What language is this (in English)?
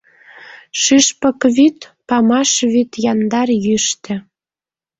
Mari